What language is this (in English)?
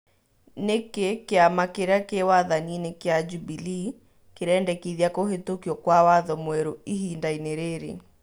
Kikuyu